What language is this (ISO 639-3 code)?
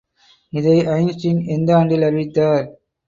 tam